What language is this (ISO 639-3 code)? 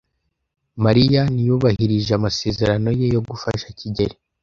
kin